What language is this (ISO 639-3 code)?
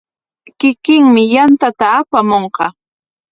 qwa